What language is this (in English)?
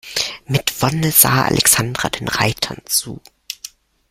German